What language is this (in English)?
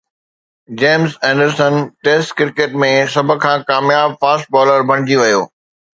Sindhi